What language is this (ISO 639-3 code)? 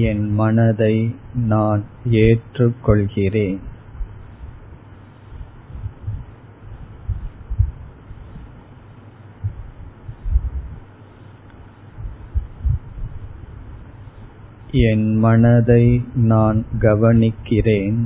tam